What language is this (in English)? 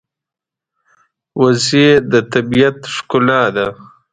Pashto